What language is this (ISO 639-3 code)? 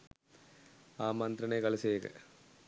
sin